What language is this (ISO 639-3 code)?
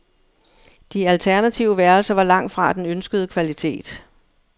dan